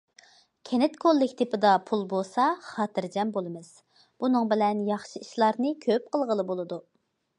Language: Uyghur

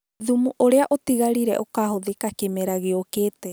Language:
Kikuyu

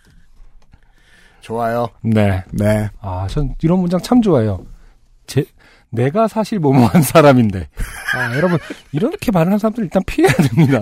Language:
Korean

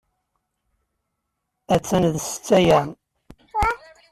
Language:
Kabyle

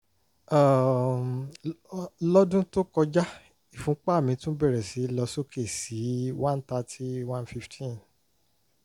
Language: Yoruba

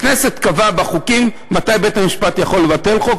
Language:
Hebrew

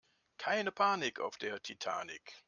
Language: German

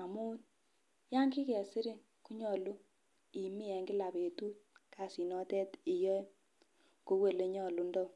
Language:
Kalenjin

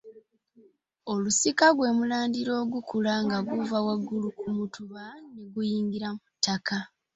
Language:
Ganda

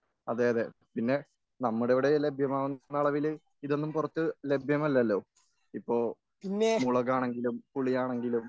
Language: Malayalam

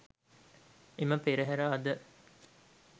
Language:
Sinhala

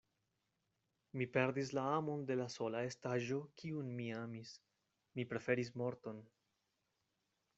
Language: Esperanto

